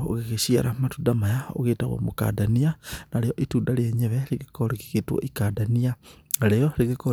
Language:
Kikuyu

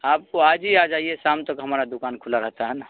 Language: Urdu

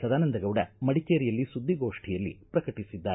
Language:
Kannada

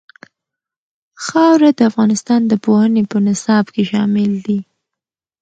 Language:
Pashto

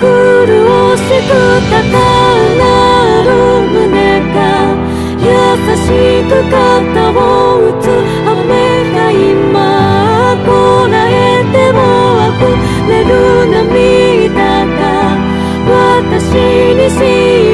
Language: Korean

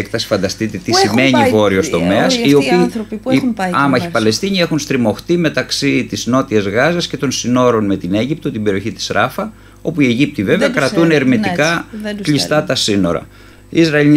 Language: Greek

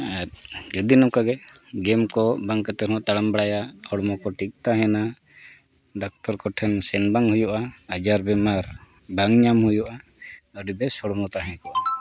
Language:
Santali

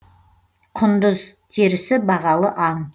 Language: Kazakh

